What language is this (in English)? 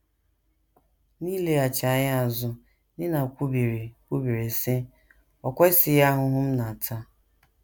Igbo